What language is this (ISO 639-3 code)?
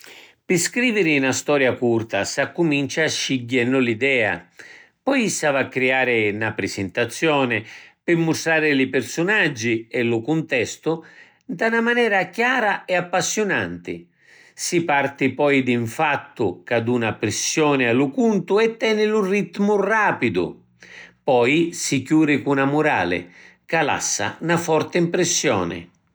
scn